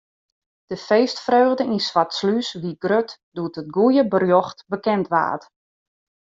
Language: Western Frisian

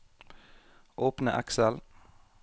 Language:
Norwegian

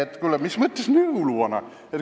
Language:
Estonian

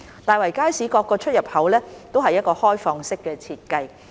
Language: Cantonese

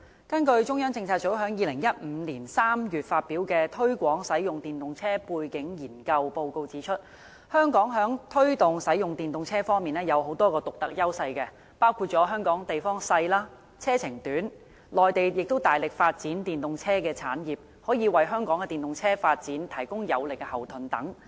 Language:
Cantonese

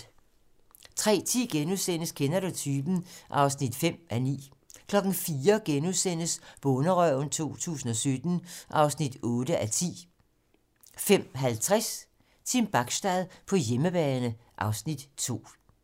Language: Danish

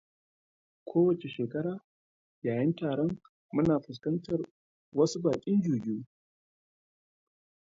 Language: Hausa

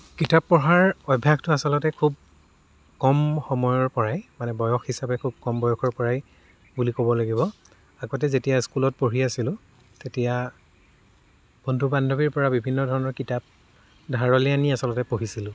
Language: Assamese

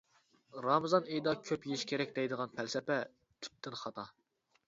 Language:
Uyghur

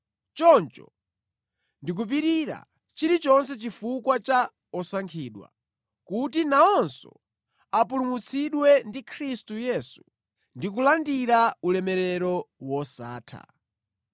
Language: Nyanja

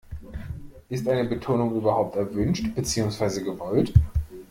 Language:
German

